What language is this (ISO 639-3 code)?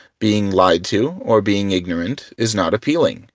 eng